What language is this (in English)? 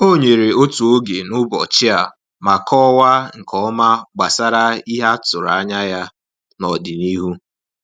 Igbo